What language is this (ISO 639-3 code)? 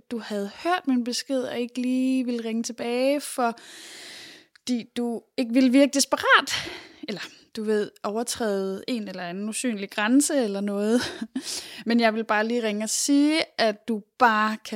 dan